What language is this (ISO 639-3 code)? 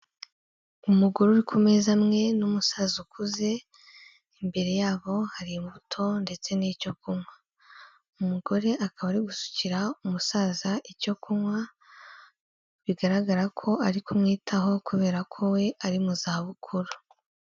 kin